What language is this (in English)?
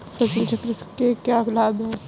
Hindi